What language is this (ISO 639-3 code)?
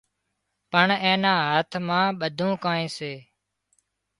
kxp